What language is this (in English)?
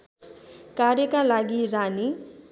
Nepali